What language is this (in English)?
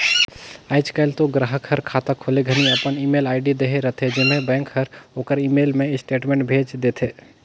Chhattisgarhi